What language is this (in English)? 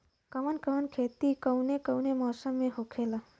Bhojpuri